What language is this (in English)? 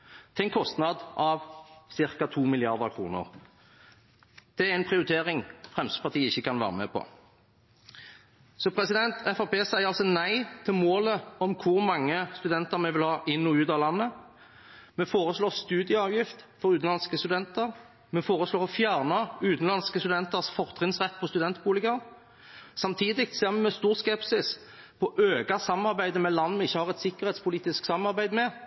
Norwegian Bokmål